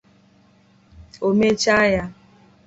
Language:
Igbo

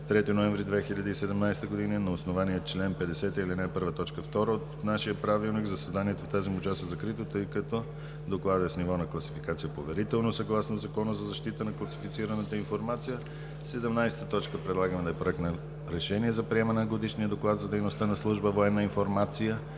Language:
Bulgarian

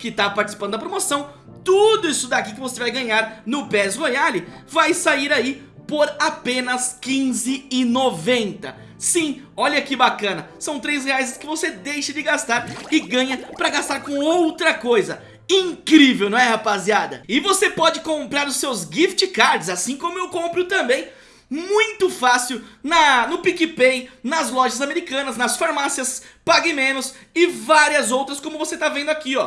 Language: Portuguese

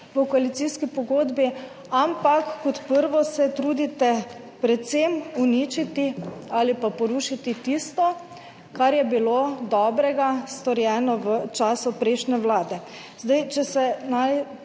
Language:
Slovenian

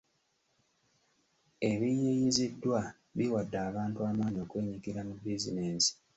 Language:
Ganda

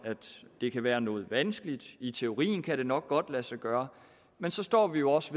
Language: Danish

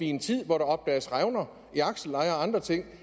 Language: Danish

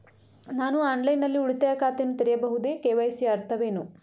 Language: Kannada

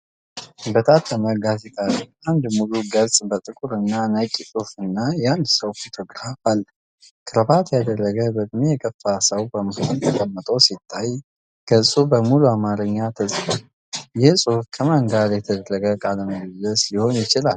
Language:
Amharic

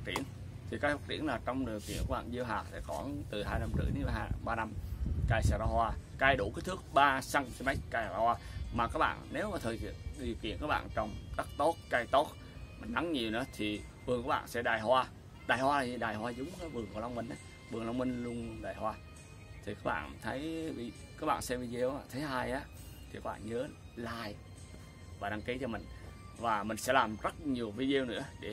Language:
Vietnamese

